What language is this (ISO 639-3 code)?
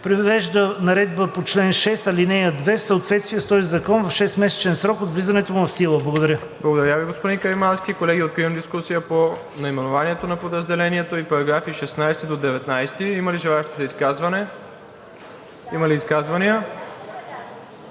bul